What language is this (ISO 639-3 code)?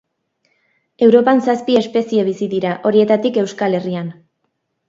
eus